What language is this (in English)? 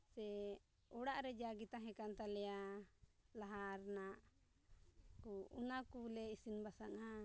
Santali